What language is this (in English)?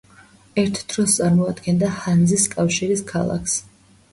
Georgian